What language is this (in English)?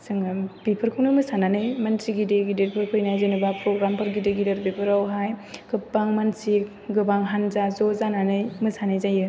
Bodo